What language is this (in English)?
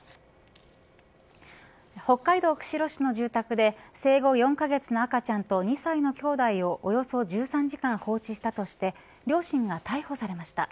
Japanese